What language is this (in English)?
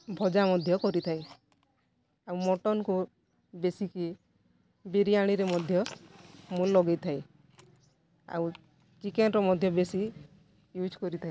Odia